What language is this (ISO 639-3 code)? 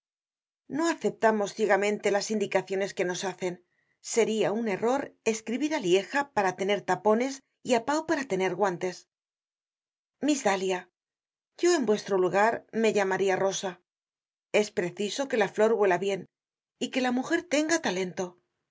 spa